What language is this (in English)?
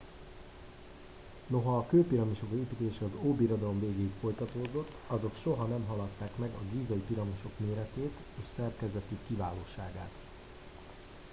Hungarian